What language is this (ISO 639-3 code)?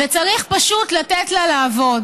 heb